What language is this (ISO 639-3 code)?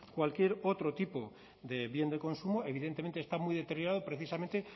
spa